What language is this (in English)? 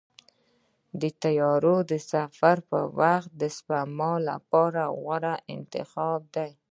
Pashto